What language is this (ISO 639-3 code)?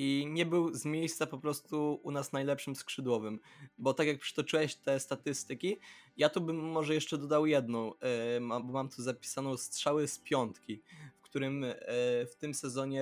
pol